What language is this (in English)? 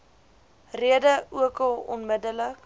Afrikaans